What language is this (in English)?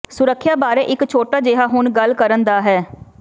Punjabi